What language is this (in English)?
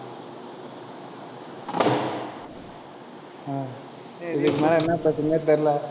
Tamil